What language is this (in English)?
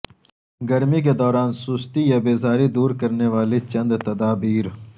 Urdu